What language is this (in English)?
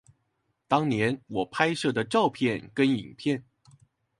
Chinese